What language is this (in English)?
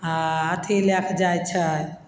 Maithili